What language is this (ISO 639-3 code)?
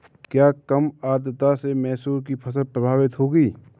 hin